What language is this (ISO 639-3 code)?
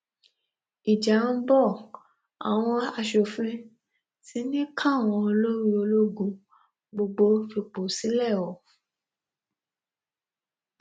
yor